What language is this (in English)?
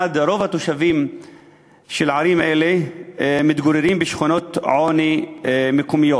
Hebrew